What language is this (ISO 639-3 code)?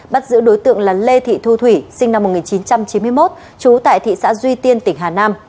vie